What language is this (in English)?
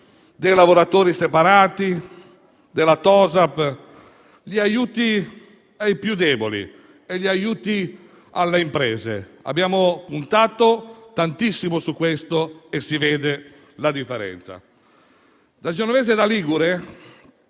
Italian